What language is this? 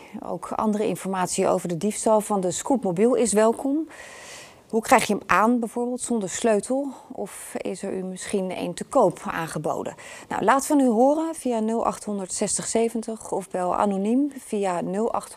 Dutch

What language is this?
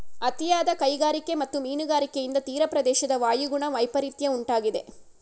Kannada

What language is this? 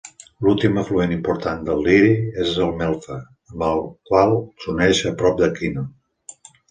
Catalan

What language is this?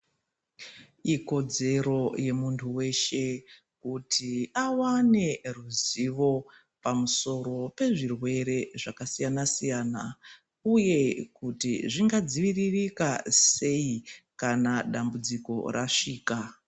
Ndau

